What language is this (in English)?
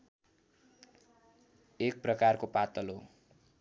Nepali